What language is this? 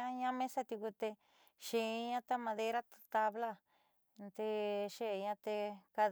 Southeastern Nochixtlán Mixtec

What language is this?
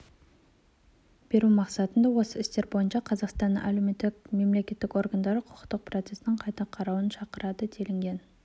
Kazakh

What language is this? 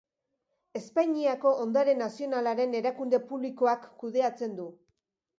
Basque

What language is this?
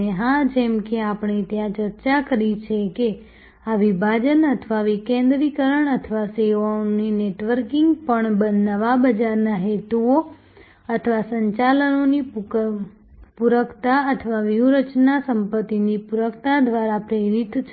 Gujarati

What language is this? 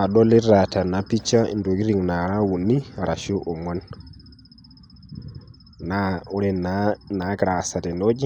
Masai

